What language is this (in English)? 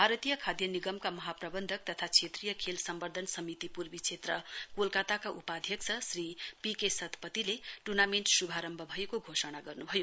Nepali